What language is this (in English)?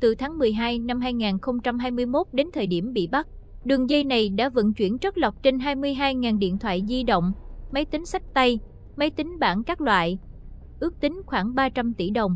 Vietnamese